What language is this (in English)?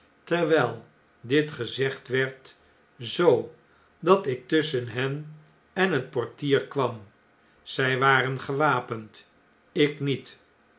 Dutch